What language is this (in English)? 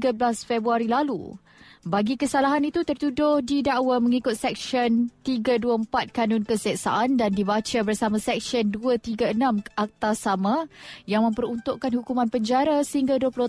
Malay